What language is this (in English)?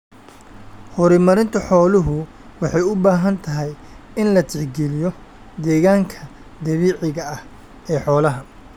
Somali